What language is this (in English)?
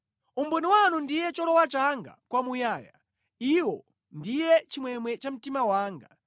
Nyanja